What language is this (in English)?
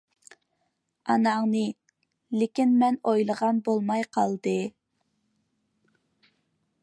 Uyghur